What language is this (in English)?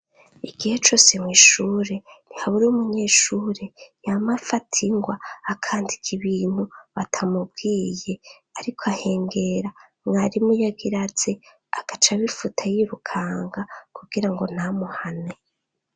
Rundi